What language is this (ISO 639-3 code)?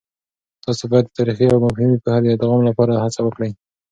pus